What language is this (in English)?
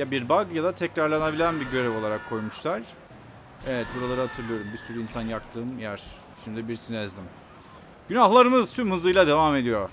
Turkish